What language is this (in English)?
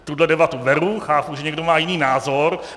Czech